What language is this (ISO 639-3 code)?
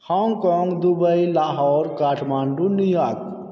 mai